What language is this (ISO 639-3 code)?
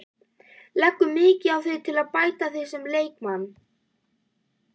isl